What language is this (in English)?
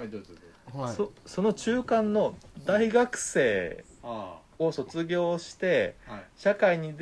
Japanese